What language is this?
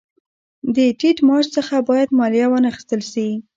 Pashto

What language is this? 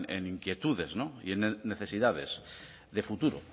Spanish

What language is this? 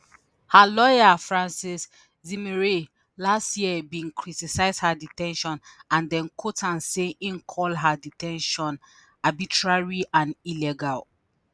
Nigerian Pidgin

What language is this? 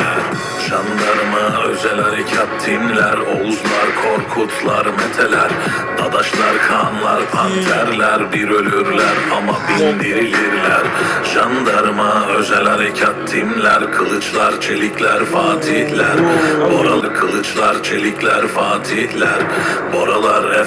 Turkish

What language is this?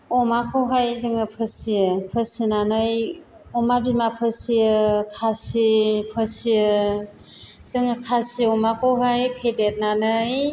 Bodo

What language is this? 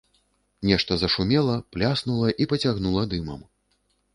Belarusian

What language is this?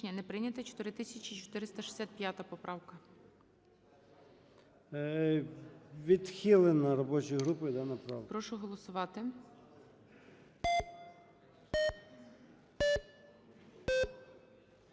Ukrainian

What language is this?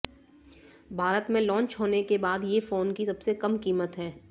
Hindi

